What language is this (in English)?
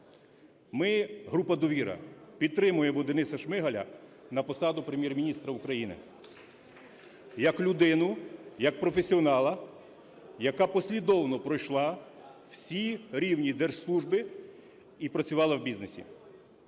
Ukrainian